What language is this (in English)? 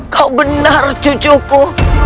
Indonesian